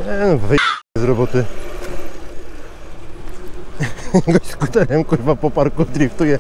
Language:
Polish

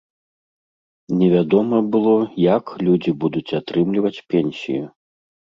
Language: Belarusian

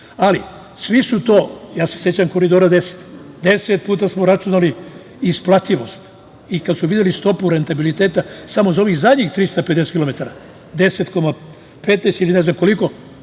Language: Serbian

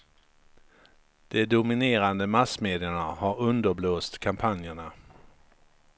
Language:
Swedish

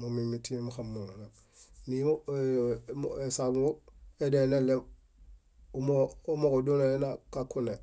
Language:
Bayot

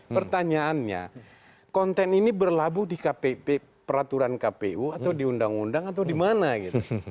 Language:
Indonesian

